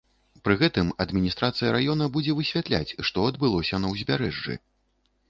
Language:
Belarusian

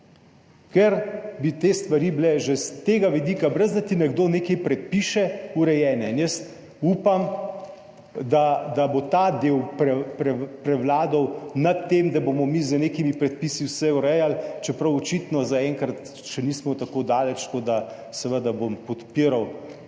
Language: Slovenian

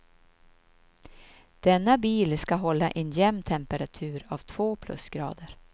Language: Swedish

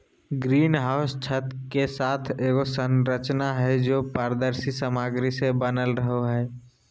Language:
Magahi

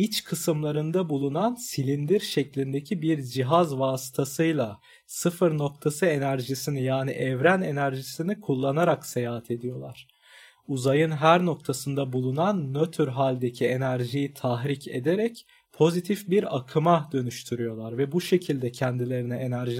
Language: Turkish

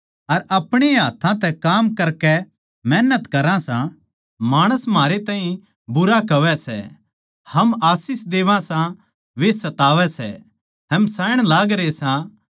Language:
Haryanvi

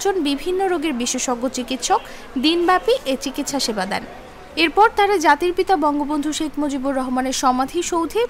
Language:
Romanian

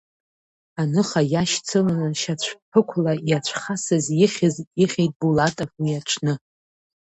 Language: Abkhazian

